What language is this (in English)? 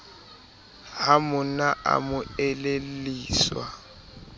Southern Sotho